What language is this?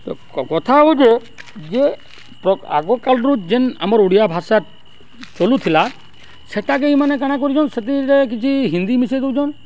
Odia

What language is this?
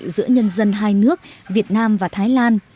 Vietnamese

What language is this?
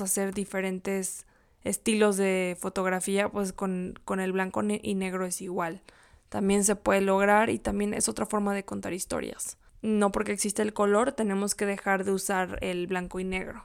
Spanish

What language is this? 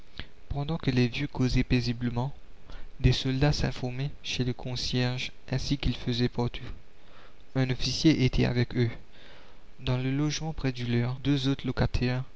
French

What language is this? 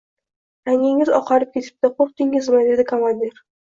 Uzbek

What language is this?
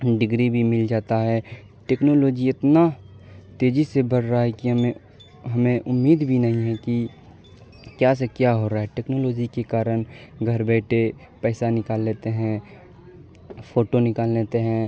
Urdu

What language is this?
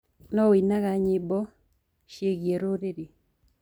Kikuyu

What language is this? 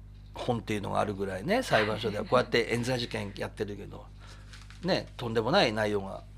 Japanese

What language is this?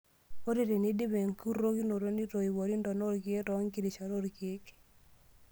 Masai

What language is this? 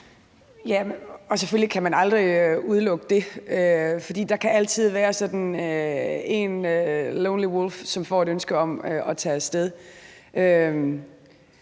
Danish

